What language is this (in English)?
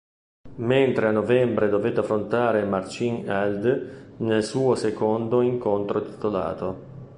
Italian